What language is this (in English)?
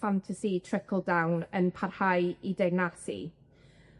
Welsh